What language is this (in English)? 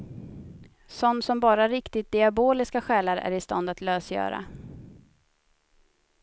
Swedish